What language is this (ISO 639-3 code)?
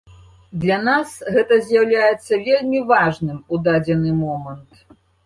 bel